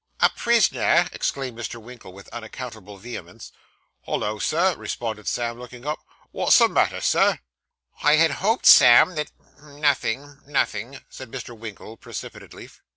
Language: English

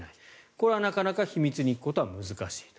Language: Japanese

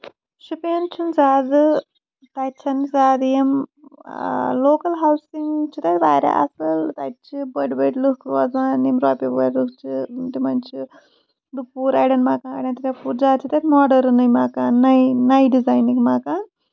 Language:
Kashmiri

